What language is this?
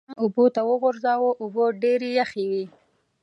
Pashto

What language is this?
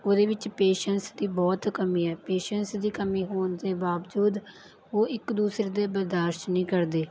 Punjabi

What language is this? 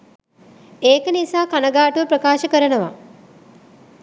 Sinhala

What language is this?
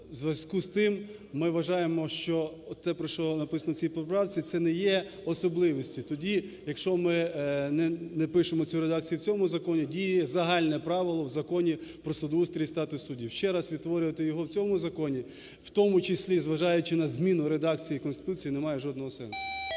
Ukrainian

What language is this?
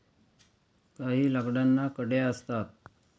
Marathi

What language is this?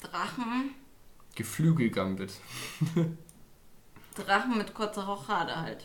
German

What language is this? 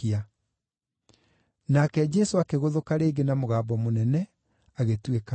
Kikuyu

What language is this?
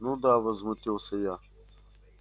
Russian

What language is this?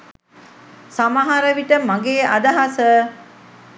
Sinhala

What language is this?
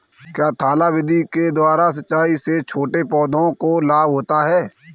Hindi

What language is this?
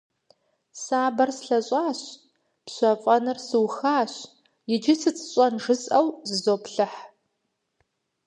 Kabardian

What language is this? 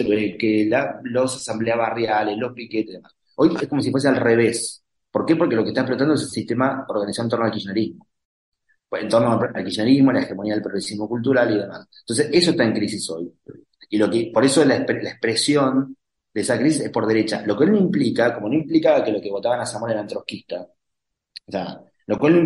Spanish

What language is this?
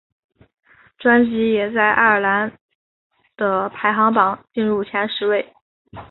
Chinese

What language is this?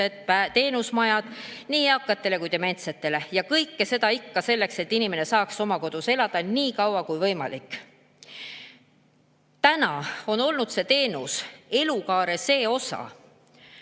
Estonian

